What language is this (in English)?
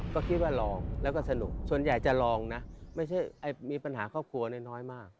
Thai